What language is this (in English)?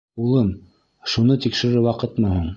Bashkir